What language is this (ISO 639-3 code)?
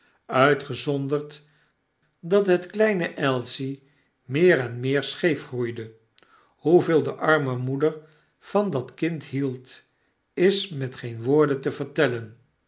nld